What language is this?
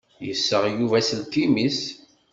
Kabyle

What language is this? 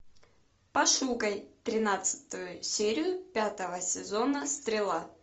Russian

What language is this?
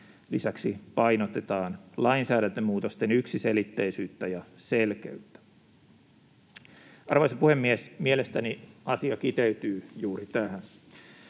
Finnish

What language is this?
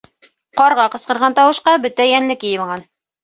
Bashkir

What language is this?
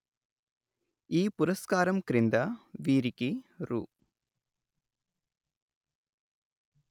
Telugu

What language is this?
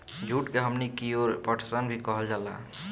Bhojpuri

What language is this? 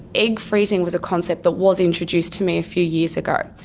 English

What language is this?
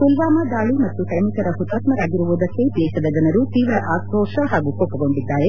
Kannada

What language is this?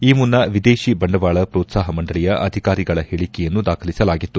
Kannada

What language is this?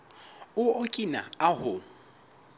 Southern Sotho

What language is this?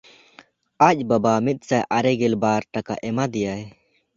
Santali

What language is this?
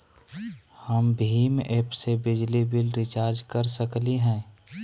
Magahi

